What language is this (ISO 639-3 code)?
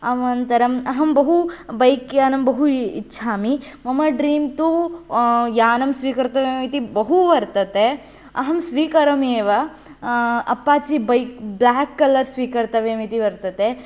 san